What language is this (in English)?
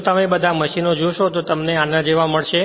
Gujarati